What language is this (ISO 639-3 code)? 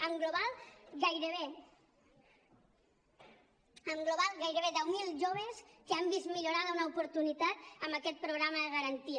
cat